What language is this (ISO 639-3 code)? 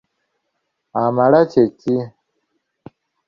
lug